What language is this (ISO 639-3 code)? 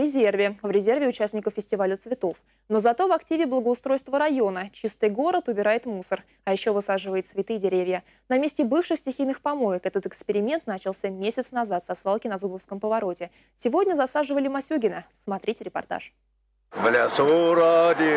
rus